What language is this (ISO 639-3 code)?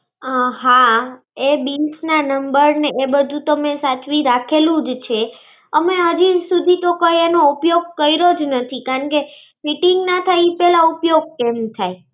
guj